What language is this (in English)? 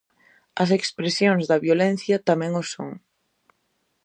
Galician